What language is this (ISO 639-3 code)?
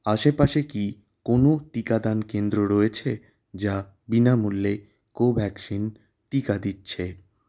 ben